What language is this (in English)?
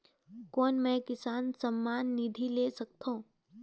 Chhattisgarhi